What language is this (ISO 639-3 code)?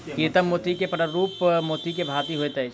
mai